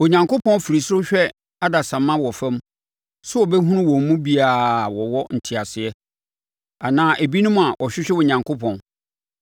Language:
Akan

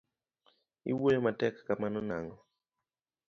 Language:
Luo (Kenya and Tanzania)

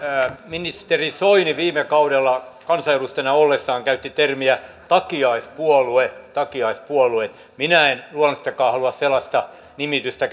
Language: Finnish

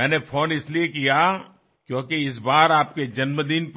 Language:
Hindi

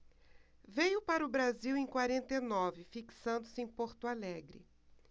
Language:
Portuguese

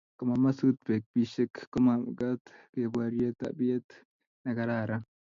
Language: Kalenjin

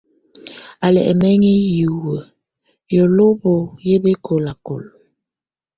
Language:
Tunen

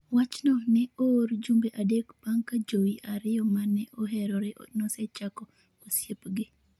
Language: Luo (Kenya and Tanzania)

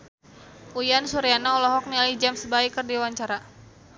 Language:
Sundanese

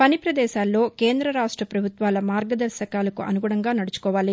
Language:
Telugu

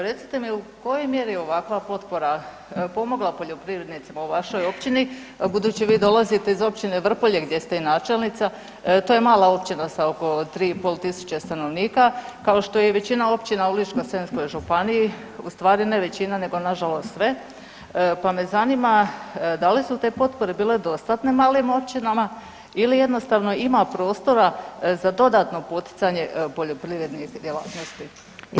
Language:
Croatian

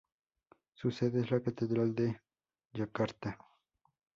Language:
Spanish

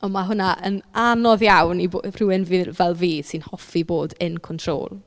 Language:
Welsh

